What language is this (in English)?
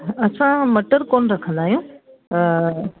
Sindhi